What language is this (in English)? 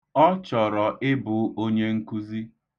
Igbo